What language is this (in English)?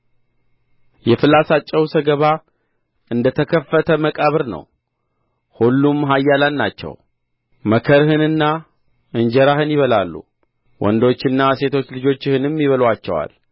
Amharic